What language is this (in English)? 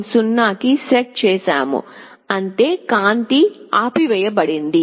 Telugu